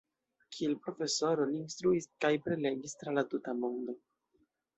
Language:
Esperanto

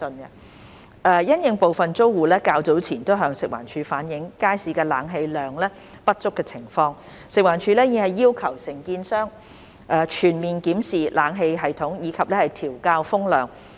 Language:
Cantonese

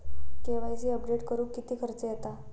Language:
Marathi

